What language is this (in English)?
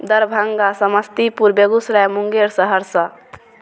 Maithili